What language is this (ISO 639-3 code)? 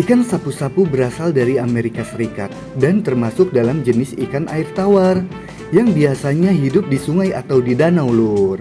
ind